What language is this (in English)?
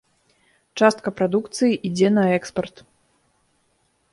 Belarusian